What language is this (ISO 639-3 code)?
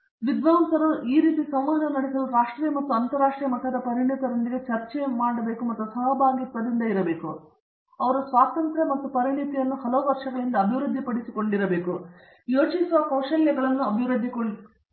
kan